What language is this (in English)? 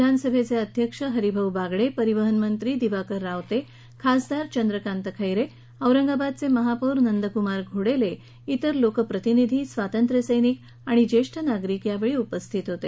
Marathi